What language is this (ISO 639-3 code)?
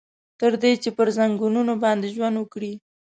pus